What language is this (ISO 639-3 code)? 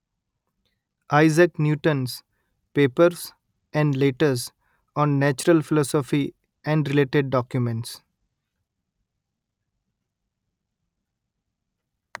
guj